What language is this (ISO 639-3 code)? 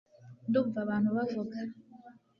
kin